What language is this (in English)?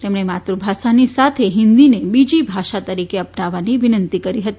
Gujarati